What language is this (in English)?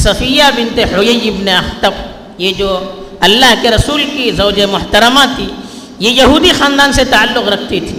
Urdu